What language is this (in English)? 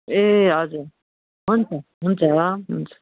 Nepali